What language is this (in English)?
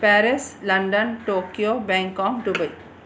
Sindhi